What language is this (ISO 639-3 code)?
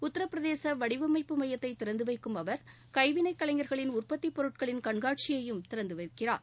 tam